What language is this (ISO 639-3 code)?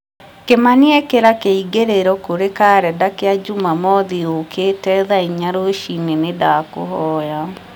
kik